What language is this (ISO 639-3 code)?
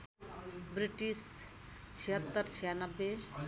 nep